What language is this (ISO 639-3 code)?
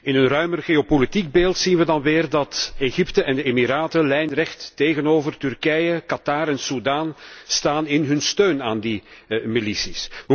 nld